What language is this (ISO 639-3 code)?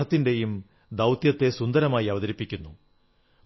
mal